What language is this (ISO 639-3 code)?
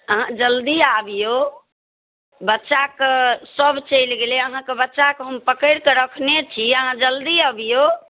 mai